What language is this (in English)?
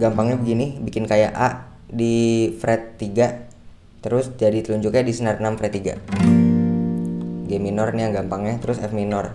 Indonesian